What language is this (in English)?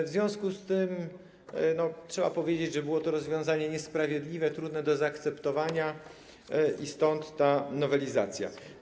Polish